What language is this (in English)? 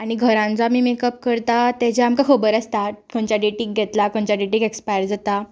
Konkani